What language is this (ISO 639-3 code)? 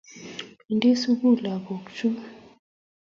kln